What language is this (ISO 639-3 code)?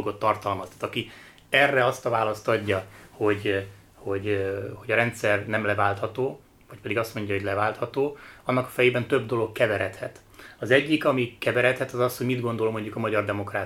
hun